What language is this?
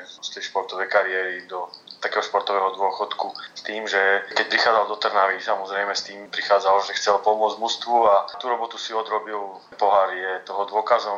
Slovak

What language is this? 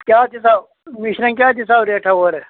Kashmiri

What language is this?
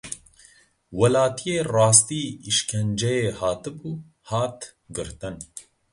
Kurdish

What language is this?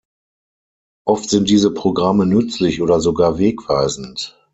German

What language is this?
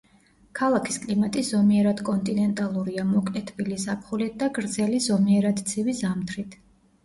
Georgian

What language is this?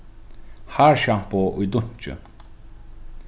Faroese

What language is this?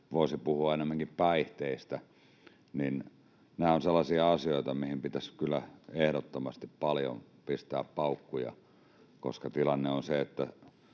Finnish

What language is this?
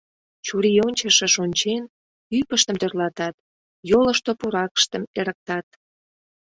Mari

